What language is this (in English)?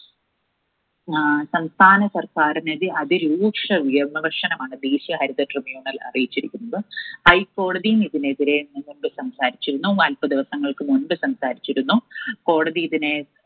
Malayalam